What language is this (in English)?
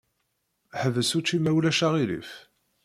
Kabyle